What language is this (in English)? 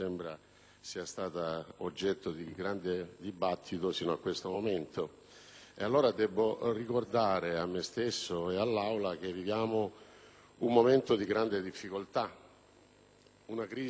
Italian